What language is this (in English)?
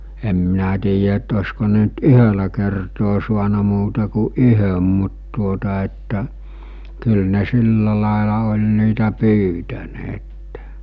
Finnish